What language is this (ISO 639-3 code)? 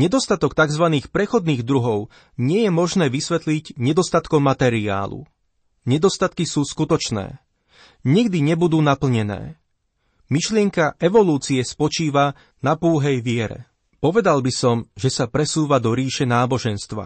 slk